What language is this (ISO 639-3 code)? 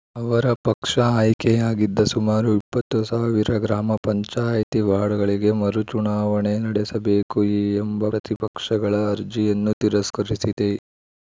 kan